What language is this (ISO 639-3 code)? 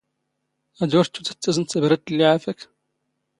zgh